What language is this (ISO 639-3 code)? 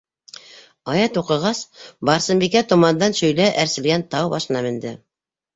bak